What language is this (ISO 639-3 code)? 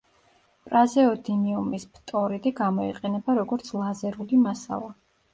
kat